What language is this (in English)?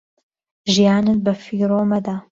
Central Kurdish